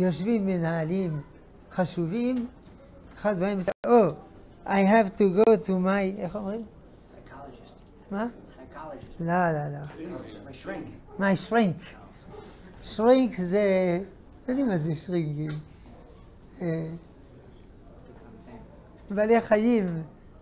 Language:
Hebrew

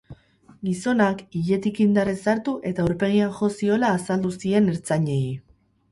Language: Basque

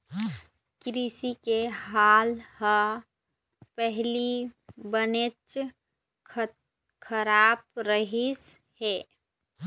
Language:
Chhattisgarhi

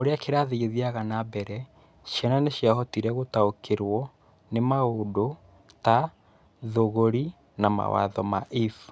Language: Kikuyu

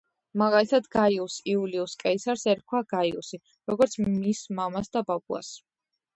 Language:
Georgian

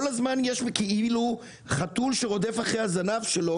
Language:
Hebrew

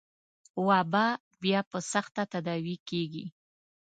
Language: Pashto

